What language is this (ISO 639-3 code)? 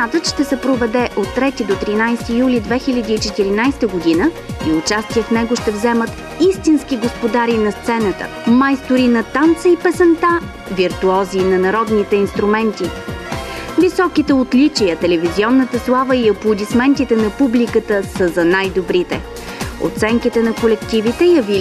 bul